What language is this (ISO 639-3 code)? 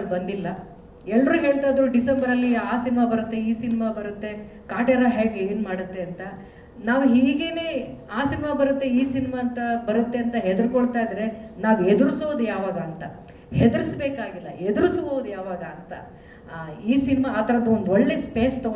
kan